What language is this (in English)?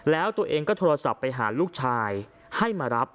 Thai